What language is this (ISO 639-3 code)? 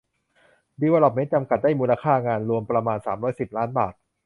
tha